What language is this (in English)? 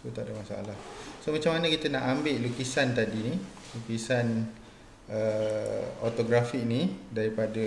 Malay